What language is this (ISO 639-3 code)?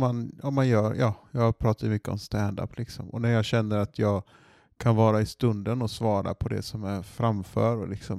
swe